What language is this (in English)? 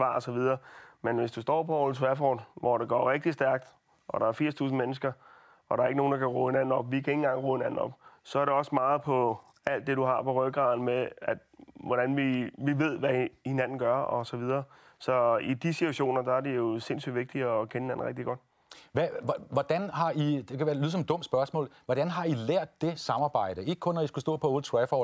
Danish